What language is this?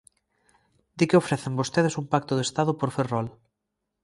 Galician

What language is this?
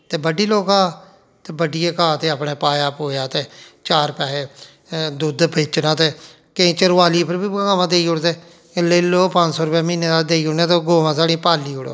Dogri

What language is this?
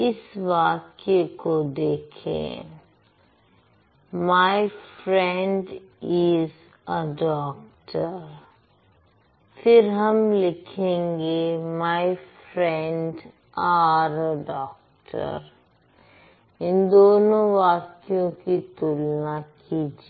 Hindi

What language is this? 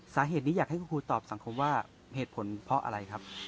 Thai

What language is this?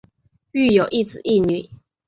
Chinese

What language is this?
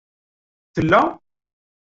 Kabyle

